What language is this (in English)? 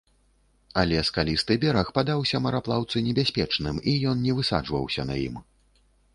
Belarusian